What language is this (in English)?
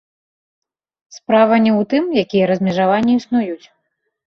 Belarusian